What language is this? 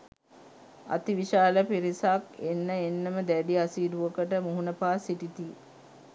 Sinhala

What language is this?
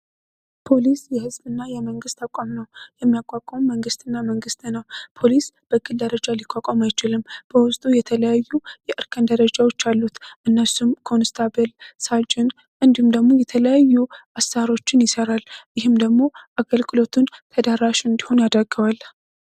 Amharic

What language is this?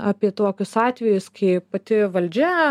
Lithuanian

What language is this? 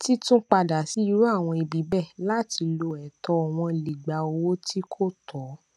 Yoruba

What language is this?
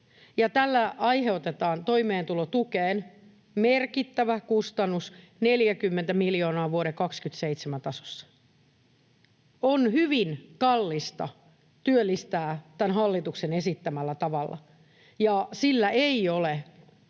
Finnish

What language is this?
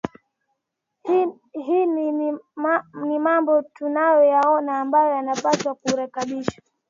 Swahili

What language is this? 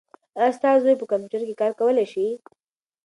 Pashto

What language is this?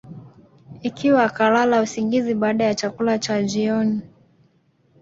Swahili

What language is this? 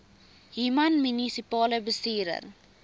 Afrikaans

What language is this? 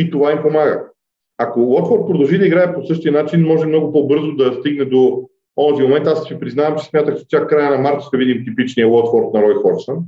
Bulgarian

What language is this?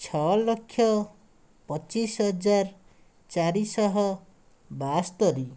Odia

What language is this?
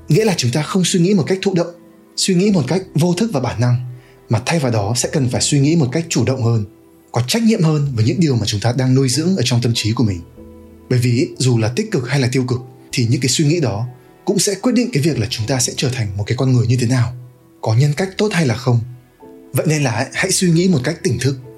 Vietnamese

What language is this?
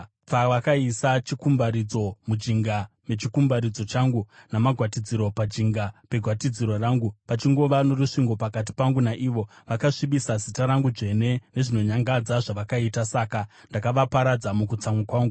Shona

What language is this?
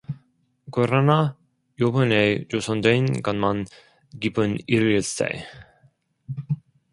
Korean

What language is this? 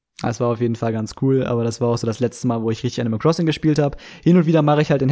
German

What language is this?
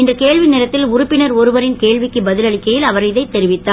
Tamil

